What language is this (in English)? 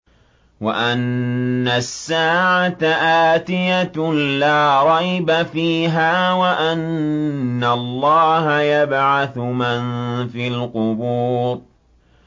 Arabic